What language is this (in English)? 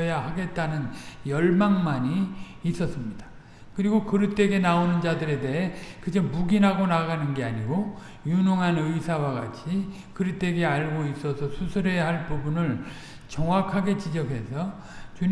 Korean